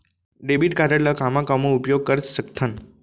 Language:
Chhattisgarhi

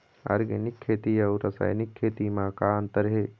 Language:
Chhattisgarhi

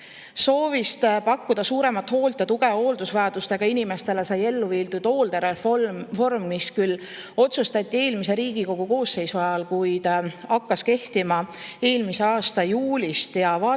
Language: Estonian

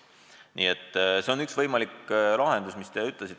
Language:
Estonian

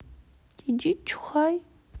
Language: Russian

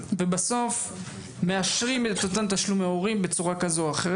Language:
Hebrew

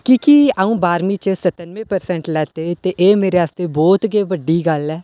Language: Dogri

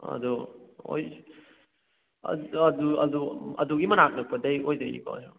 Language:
Manipuri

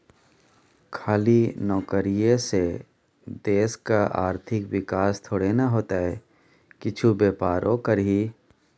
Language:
Maithili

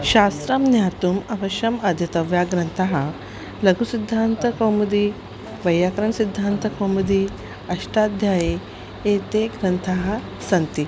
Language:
Sanskrit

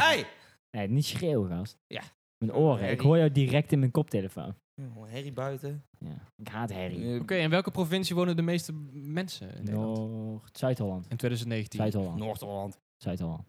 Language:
Dutch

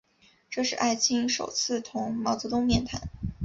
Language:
Chinese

